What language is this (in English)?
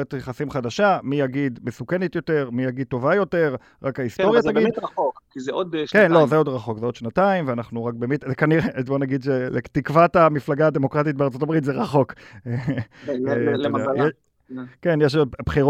Hebrew